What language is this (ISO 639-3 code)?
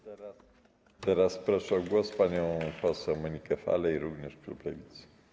pol